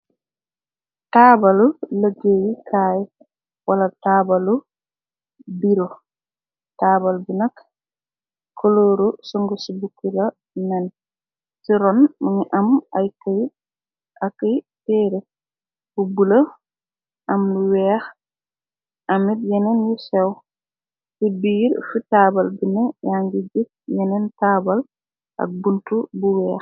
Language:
Wolof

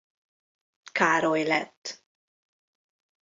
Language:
Hungarian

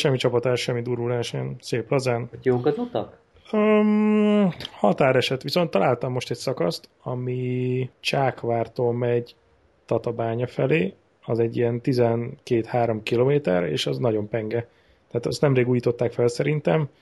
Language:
Hungarian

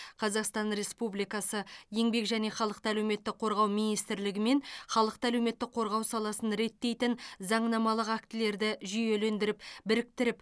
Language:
Kazakh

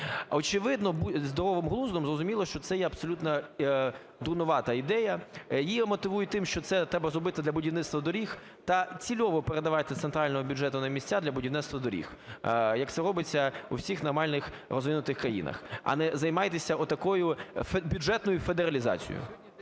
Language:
Ukrainian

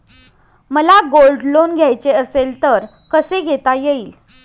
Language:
Marathi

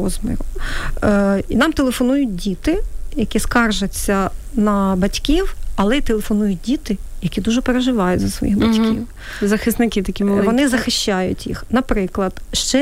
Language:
Ukrainian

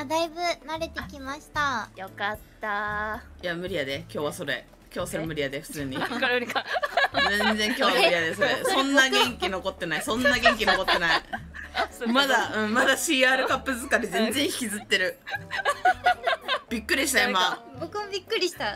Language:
Japanese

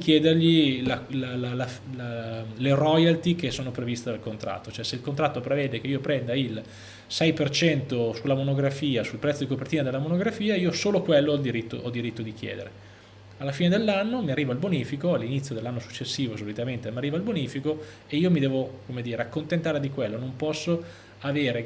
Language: Italian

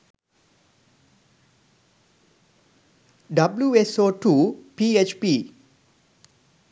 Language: Sinhala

